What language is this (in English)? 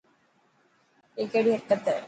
Dhatki